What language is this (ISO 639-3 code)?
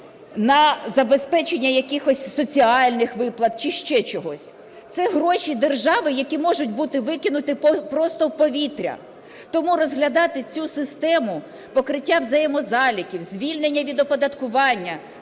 ukr